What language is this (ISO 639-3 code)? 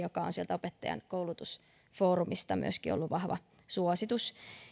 fin